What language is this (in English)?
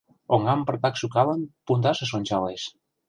Mari